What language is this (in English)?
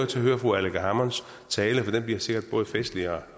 Danish